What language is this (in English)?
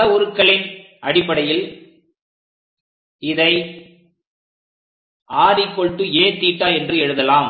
Tamil